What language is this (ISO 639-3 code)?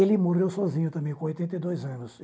por